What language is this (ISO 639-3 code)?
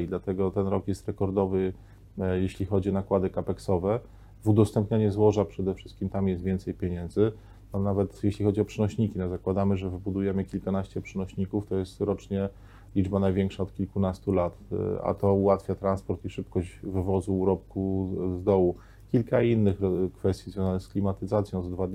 pol